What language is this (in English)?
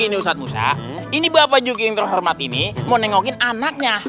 Indonesian